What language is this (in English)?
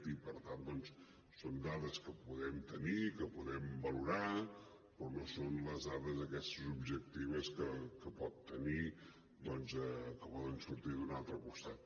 Catalan